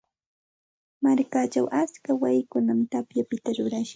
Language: Santa Ana de Tusi Pasco Quechua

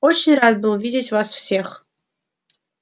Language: Russian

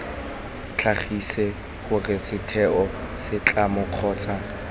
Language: Tswana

